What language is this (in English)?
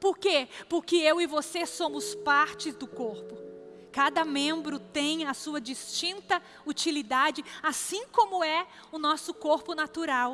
Portuguese